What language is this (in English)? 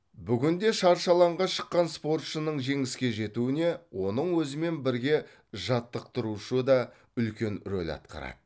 Kazakh